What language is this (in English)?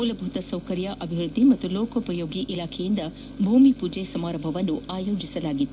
Kannada